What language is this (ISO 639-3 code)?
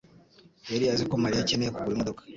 kin